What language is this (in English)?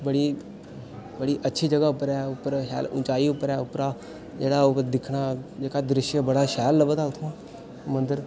Dogri